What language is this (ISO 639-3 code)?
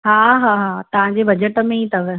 snd